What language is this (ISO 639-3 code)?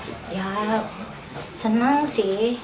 ind